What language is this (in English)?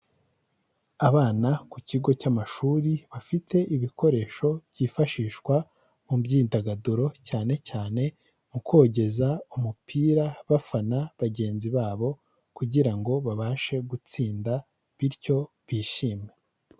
Kinyarwanda